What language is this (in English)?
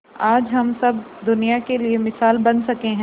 Hindi